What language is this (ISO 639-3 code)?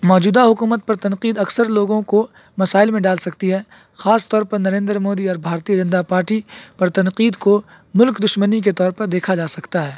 urd